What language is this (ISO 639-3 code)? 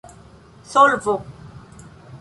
epo